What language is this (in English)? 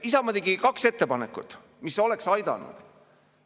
Estonian